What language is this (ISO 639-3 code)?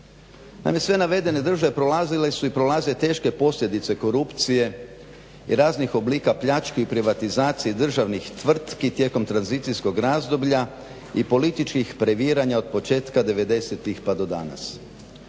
hrv